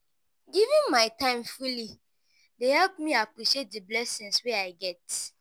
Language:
Nigerian Pidgin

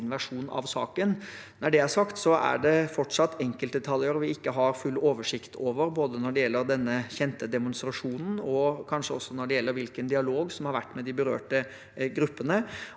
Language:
Norwegian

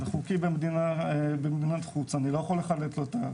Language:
Hebrew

